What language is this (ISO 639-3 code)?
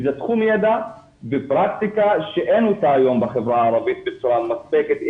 heb